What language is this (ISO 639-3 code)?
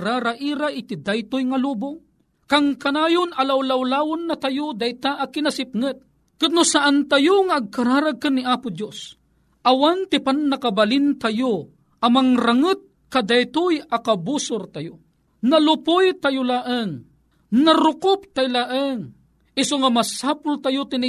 fil